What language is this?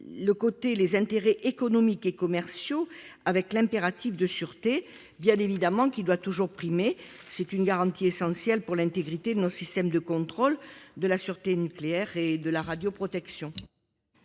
French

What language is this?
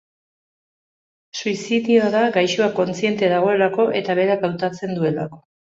Basque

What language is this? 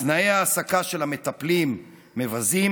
Hebrew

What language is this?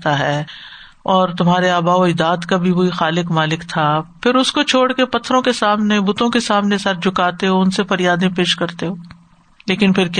Urdu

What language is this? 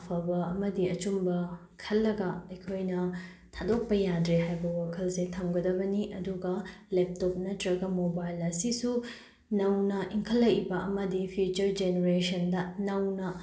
Manipuri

